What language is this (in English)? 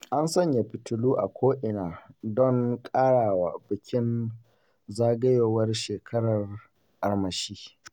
Hausa